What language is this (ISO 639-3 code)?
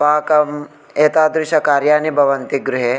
san